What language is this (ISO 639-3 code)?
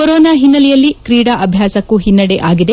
kan